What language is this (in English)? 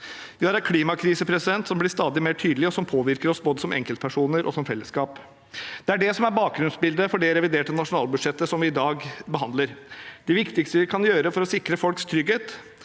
Norwegian